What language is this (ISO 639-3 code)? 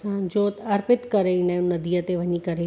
snd